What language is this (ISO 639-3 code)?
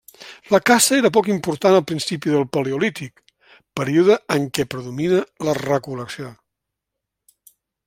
cat